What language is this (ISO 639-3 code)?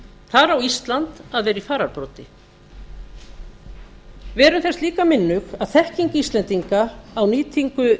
isl